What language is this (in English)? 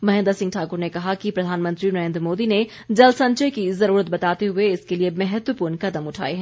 Hindi